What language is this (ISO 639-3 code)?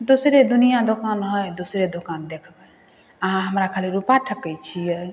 mai